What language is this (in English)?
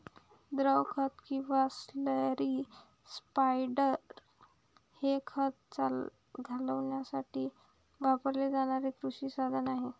Marathi